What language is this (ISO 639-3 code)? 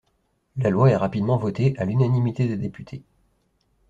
fra